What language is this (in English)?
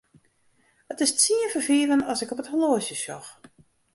Western Frisian